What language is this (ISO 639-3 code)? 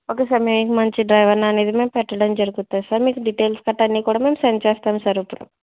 tel